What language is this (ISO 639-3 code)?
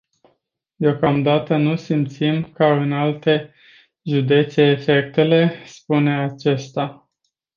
ron